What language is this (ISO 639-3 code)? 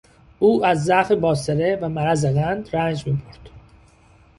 fas